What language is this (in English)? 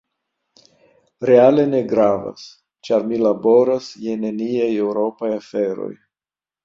Esperanto